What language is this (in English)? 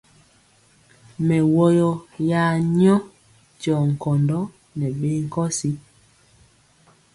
Mpiemo